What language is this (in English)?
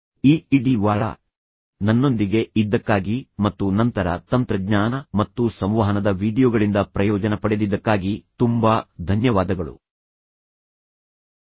Kannada